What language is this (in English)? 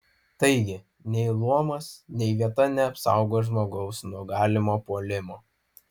Lithuanian